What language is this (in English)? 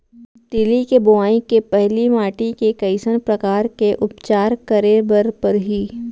Chhattisgarhi